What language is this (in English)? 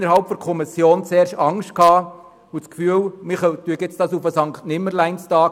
Swiss German